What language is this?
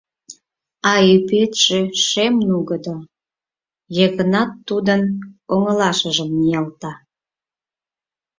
Mari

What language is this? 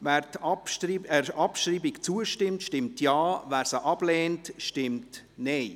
Swiss German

